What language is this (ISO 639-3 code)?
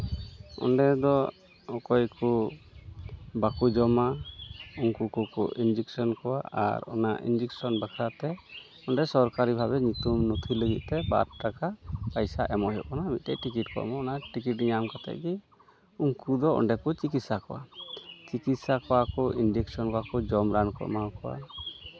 sat